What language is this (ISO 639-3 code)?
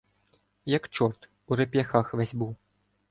ukr